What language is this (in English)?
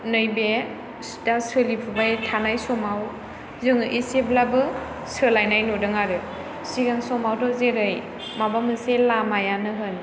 Bodo